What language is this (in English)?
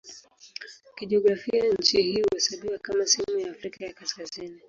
Swahili